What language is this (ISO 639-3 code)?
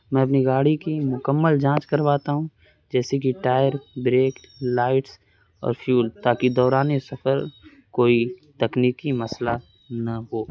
urd